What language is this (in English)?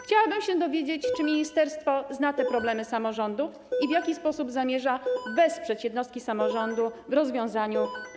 Polish